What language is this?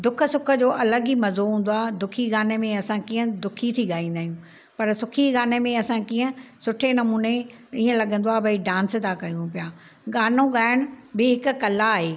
Sindhi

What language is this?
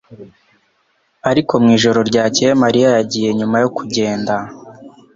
Kinyarwanda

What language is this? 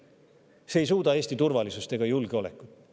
Estonian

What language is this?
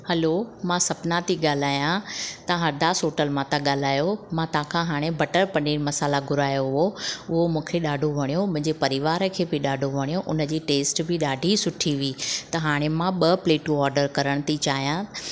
Sindhi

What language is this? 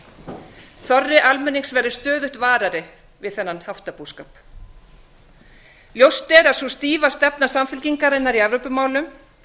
Icelandic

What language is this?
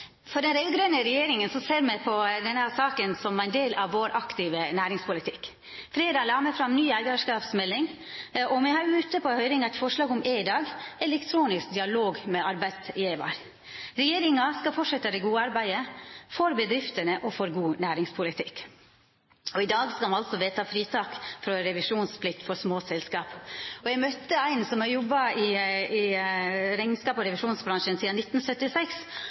Norwegian Nynorsk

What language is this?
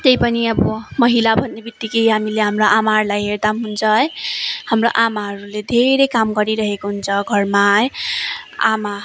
Nepali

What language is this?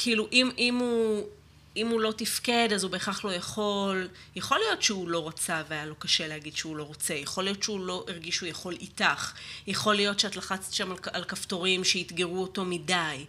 Hebrew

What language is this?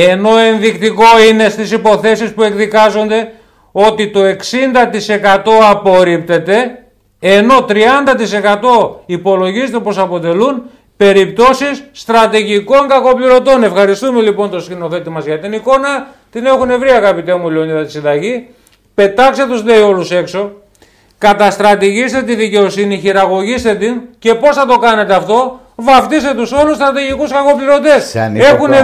Greek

